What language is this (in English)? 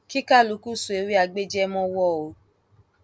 Yoruba